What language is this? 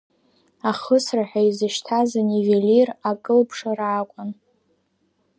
Abkhazian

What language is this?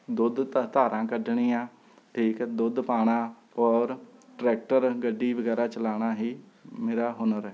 Punjabi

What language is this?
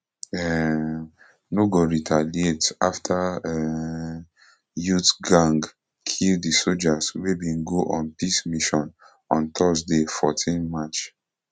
Nigerian Pidgin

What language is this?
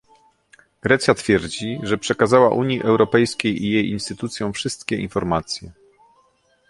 Polish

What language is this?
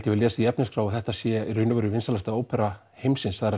Icelandic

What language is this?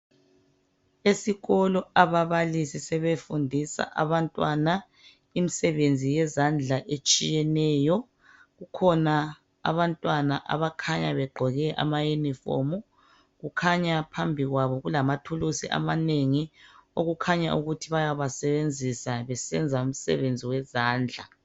North Ndebele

